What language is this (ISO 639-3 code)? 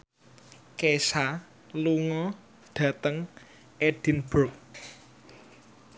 jav